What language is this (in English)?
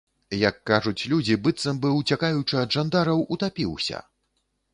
Belarusian